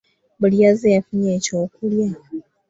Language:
Ganda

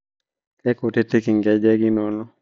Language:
Masai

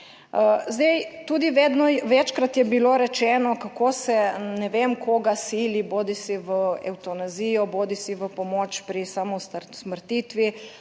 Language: Slovenian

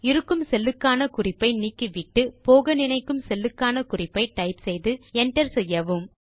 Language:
Tamil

